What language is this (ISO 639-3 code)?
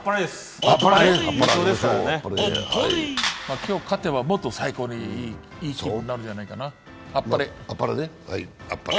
jpn